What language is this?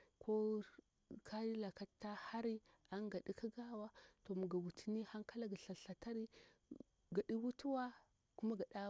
Bura-Pabir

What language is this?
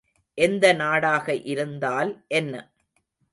Tamil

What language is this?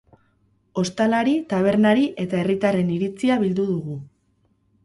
Basque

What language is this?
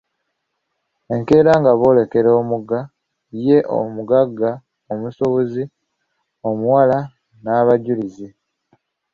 Ganda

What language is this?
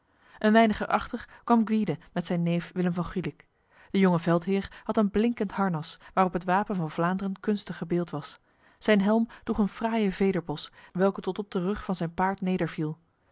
Dutch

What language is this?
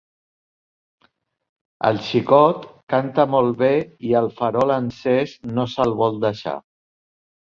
Catalan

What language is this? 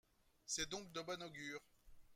French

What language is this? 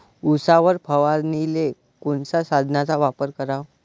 Marathi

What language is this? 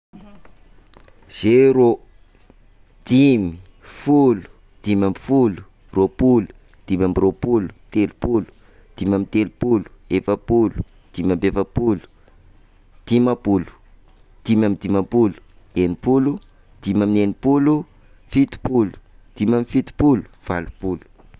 Sakalava Malagasy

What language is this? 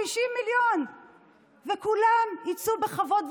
Hebrew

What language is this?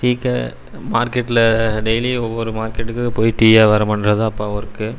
Tamil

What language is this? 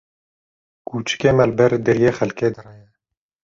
Kurdish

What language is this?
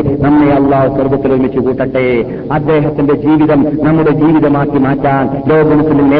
Malayalam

